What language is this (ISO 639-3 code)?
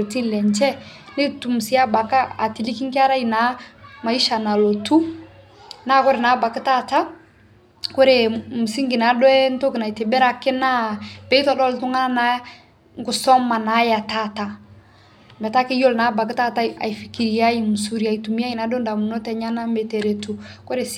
mas